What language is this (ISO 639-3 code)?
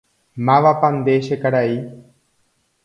grn